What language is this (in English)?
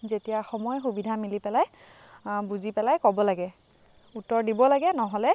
Assamese